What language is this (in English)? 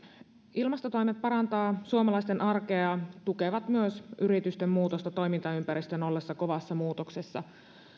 Finnish